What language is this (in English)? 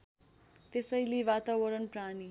Nepali